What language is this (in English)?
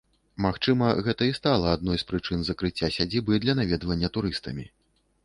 Belarusian